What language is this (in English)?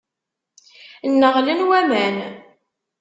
Kabyle